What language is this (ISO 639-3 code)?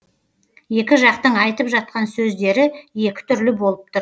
kaz